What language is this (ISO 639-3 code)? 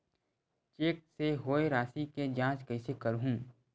hne